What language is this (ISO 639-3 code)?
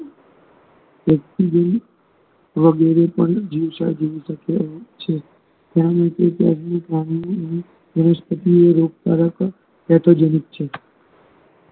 guj